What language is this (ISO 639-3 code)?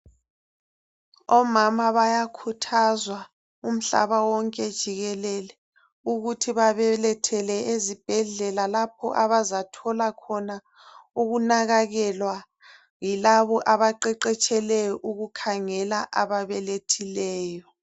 nde